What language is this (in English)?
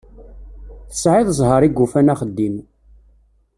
Kabyle